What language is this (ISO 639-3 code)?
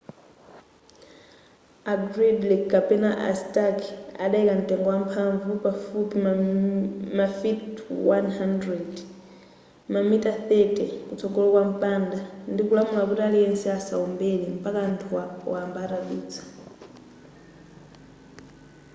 nya